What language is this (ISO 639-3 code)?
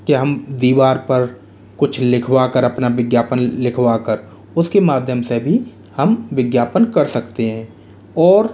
hin